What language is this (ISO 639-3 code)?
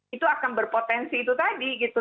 ind